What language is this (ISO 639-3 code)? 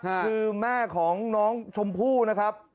tha